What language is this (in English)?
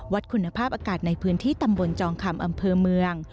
Thai